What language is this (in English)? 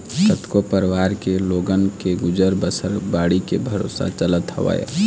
Chhattisgarhi